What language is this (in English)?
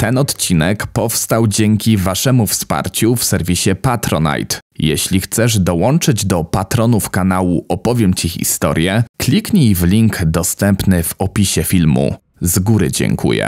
Polish